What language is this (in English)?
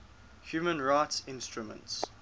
English